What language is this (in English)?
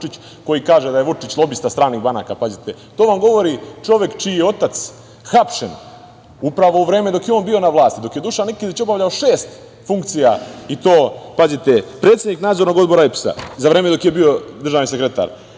Serbian